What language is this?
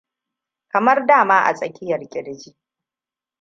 Hausa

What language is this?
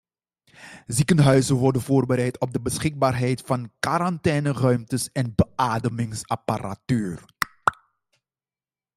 Dutch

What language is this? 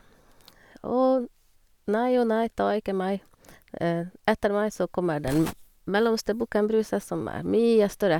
Norwegian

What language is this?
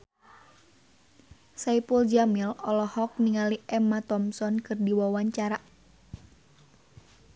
Sundanese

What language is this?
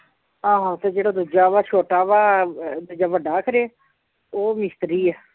Punjabi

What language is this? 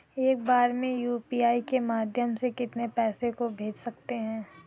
Hindi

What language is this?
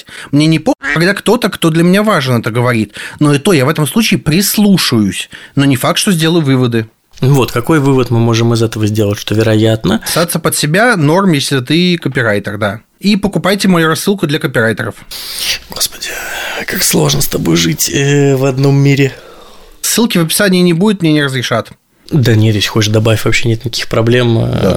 Russian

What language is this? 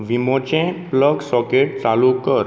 Konkani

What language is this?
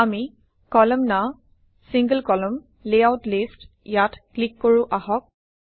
Assamese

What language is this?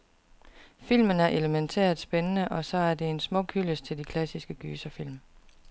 Danish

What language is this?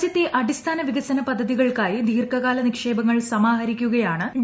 Malayalam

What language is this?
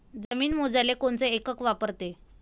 Marathi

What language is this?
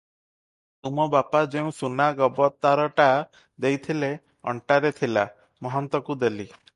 Odia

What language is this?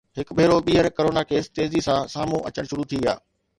Sindhi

